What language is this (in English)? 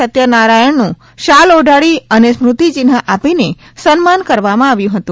Gujarati